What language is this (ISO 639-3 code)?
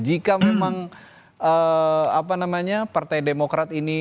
ind